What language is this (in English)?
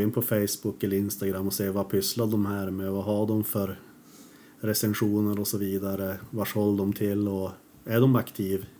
Swedish